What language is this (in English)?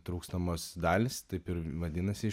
Lithuanian